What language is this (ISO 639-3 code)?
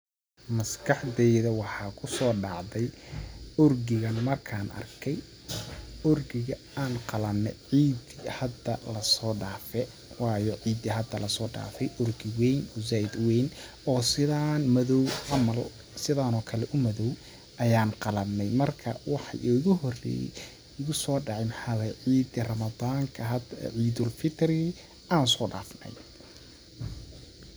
som